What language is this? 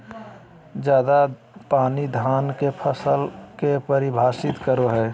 Magahi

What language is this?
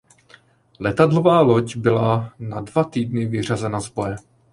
Czech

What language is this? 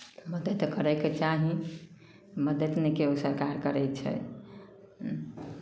Maithili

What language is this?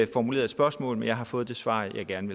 Danish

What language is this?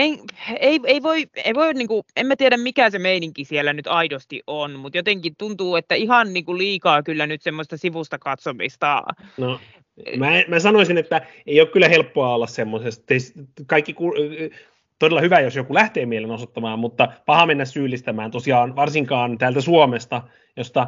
Finnish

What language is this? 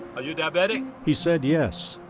English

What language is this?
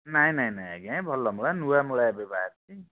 Odia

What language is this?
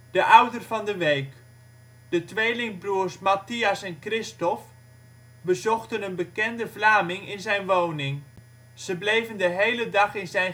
Dutch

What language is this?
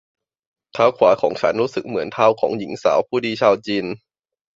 Thai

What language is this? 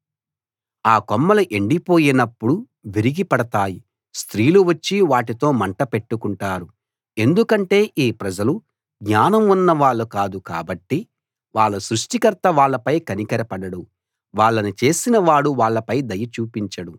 Telugu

